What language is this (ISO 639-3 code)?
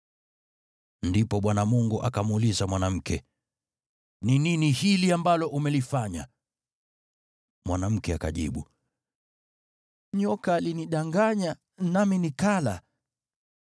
swa